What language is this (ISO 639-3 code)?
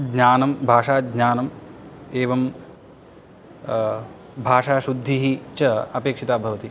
san